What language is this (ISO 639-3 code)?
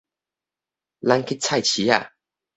nan